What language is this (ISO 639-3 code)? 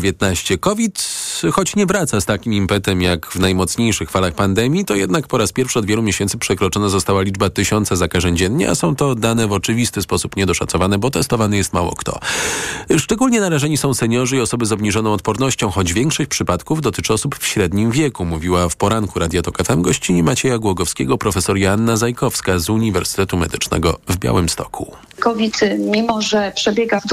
pol